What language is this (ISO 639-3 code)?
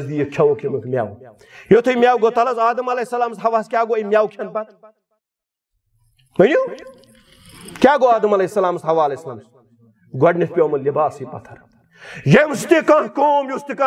ron